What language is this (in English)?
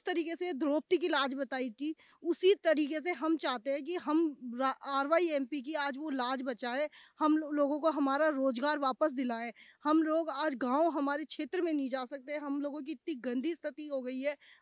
Hindi